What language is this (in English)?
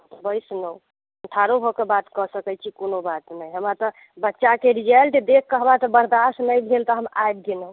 Maithili